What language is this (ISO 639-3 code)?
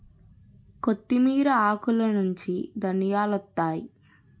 tel